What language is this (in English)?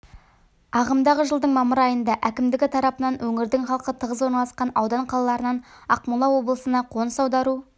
Kazakh